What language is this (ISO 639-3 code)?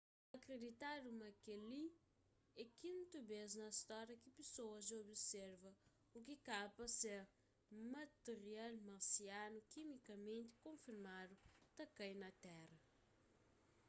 kea